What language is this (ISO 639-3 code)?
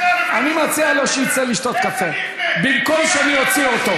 heb